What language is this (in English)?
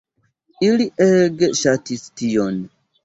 Esperanto